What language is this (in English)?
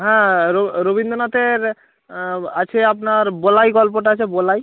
Bangla